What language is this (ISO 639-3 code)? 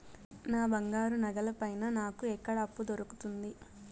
tel